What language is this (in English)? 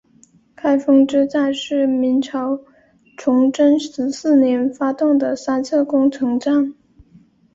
Chinese